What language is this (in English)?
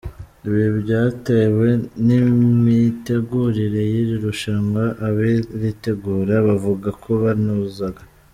Kinyarwanda